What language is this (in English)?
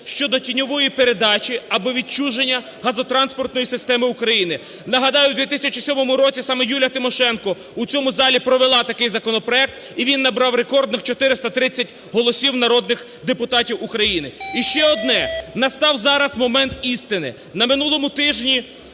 Ukrainian